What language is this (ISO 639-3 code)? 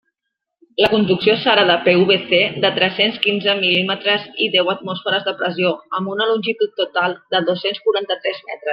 cat